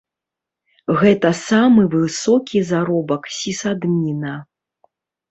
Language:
Belarusian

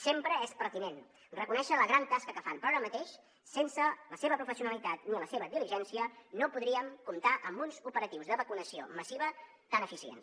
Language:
Catalan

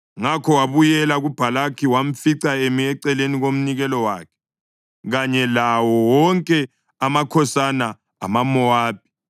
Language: North Ndebele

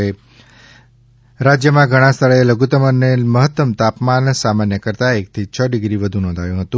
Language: Gujarati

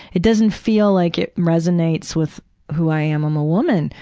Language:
English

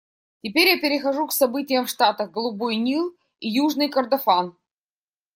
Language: Russian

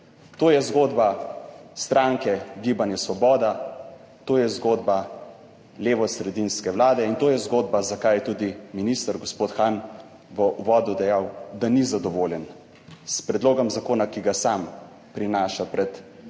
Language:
Slovenian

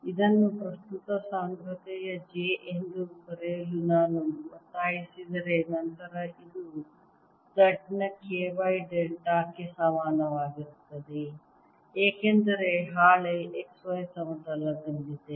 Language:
Kannada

